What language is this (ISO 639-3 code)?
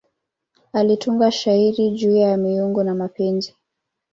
swa